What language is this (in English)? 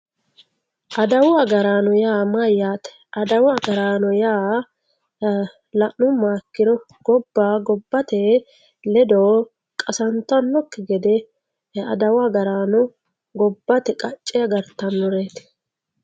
Sidamo